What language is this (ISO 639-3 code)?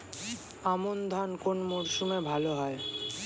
ben